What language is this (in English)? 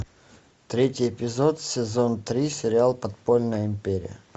Russian